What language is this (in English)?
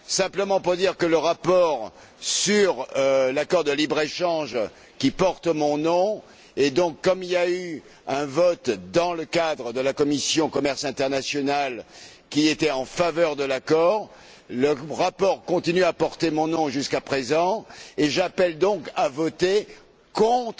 French